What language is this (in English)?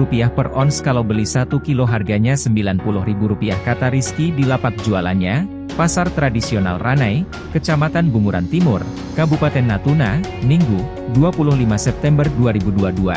Indonesian